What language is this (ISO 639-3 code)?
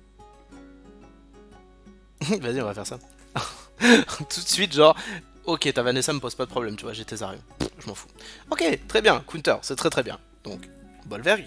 fra